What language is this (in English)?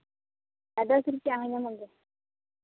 Santali